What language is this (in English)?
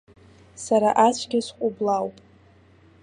Abkhazian